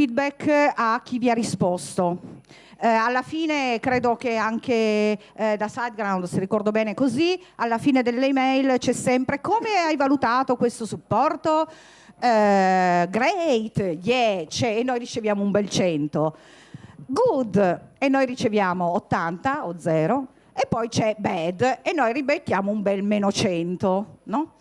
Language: Italian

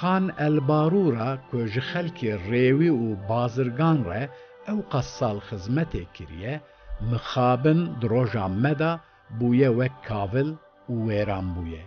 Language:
Turkish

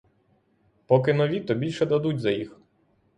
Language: Ukrainian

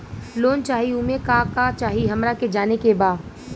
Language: Bhojpuri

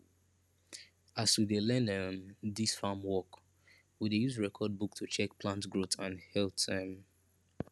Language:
Nigerian Pidgin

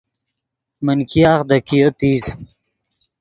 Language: Yidgha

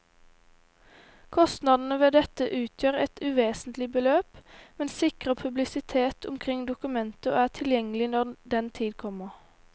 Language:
Norwegian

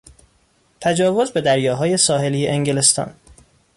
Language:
Persian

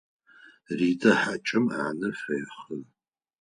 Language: Adyghe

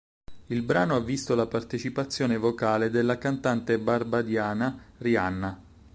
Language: Italian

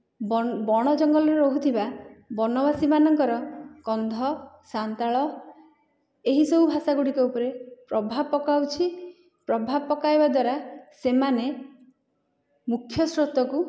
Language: Odia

